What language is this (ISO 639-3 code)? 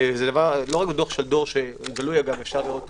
heb